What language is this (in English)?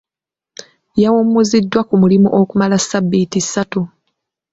Ganda